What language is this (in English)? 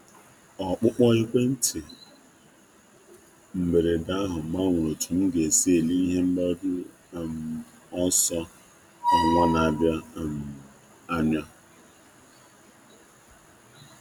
Igbo